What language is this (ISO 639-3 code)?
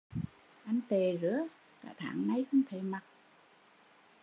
vie